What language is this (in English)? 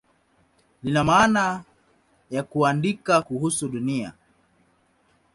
Swahili